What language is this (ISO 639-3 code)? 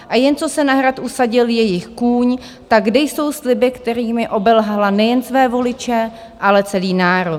ces